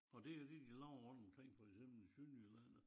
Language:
Danish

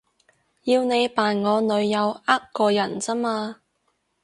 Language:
Cantonese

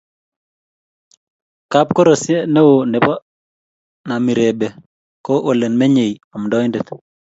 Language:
Kalenjin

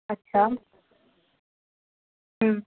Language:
Urdu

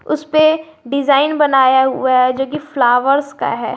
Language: Hindi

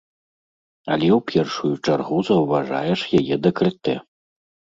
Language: Belarusian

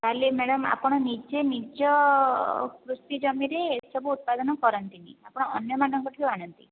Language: Odia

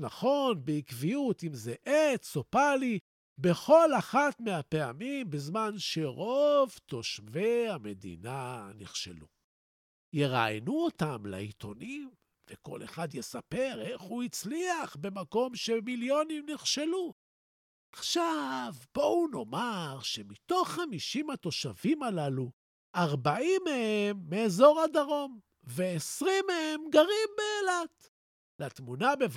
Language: Hebrew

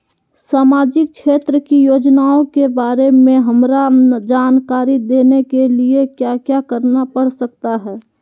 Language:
Magahi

